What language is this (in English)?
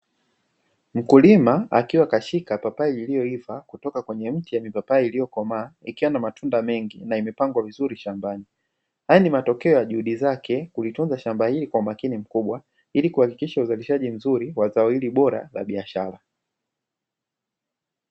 Swahili